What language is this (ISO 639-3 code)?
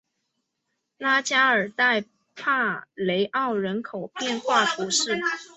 zho